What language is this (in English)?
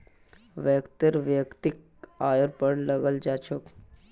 Magahi